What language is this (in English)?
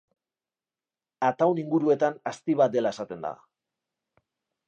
Basque